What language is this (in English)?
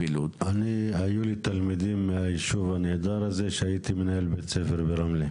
Hebrew